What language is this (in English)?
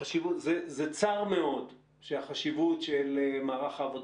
Hebrew